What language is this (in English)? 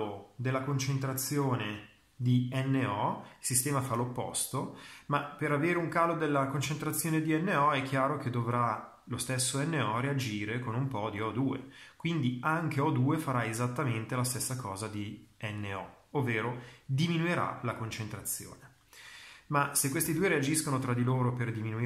Italian